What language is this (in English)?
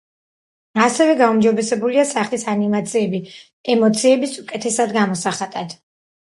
Georgian